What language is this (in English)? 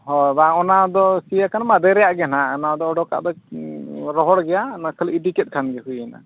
Santali